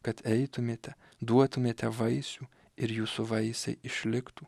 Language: Lithuanian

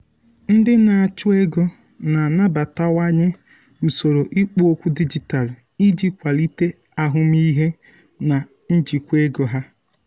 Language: Igbo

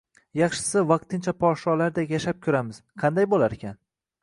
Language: Uzbek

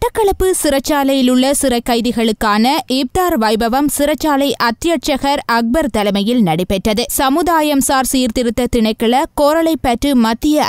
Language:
Italian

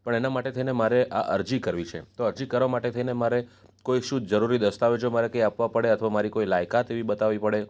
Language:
Gujarati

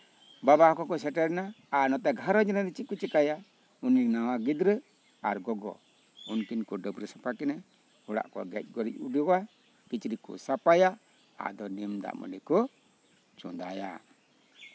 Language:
Santali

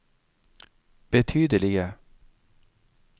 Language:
Norwegian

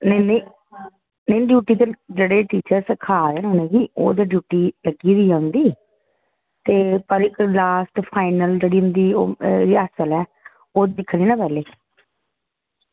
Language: Dogri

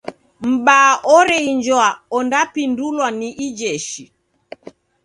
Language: Taita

